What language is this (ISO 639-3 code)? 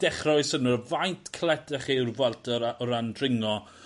cym